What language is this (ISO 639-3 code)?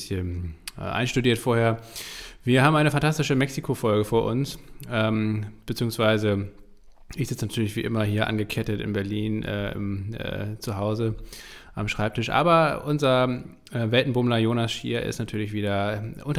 deu